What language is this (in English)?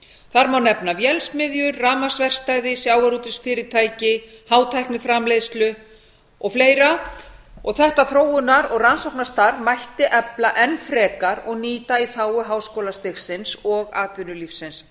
Icelandic